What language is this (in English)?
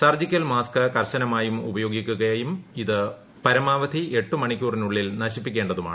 Malayalam